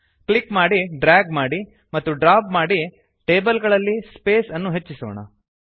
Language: Kannada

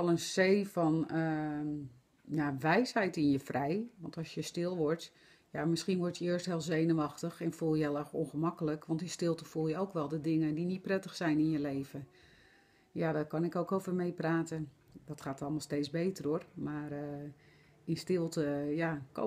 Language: Dutch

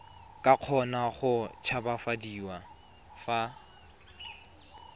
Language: Tswana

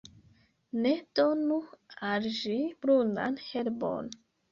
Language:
Esperanto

